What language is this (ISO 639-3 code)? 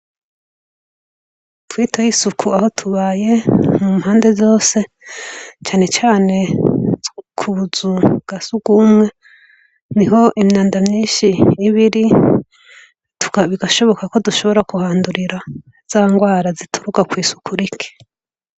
run